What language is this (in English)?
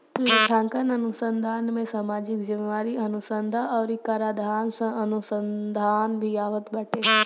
Bhojpuri